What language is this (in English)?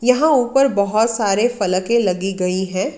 Hindi